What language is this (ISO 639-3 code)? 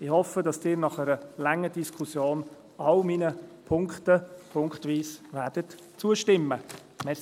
gsw